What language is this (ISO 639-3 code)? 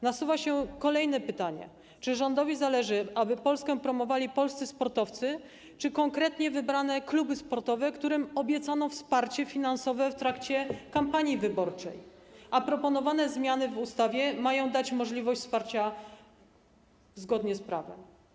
pol